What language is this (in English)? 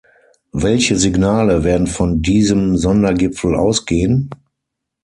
German